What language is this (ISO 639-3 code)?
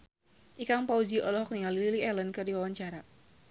sun